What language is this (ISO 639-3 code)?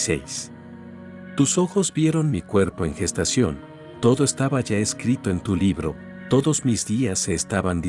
spa